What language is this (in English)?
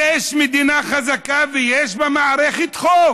Hebrew